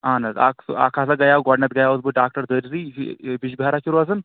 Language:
Kashmiri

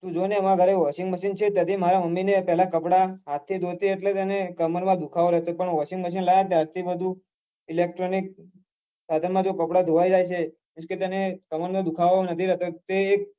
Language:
Gujarati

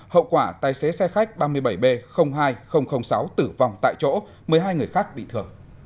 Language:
Vietnamese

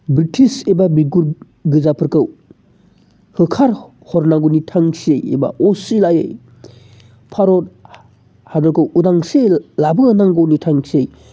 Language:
Bodo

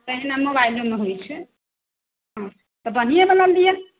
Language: Maithili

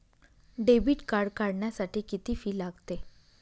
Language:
Marathi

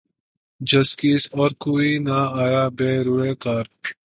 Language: Urdu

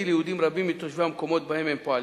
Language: Hebrew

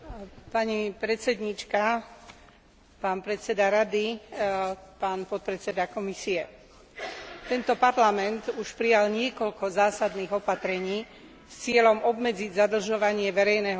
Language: Slovak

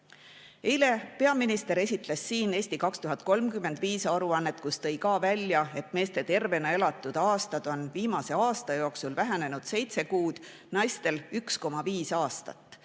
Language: Estonian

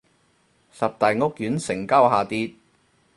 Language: Cantonese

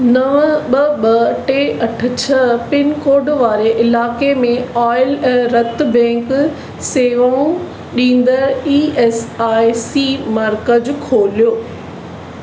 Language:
Sindhi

